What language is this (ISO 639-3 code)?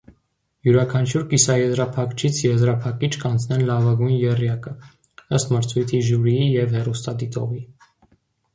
hye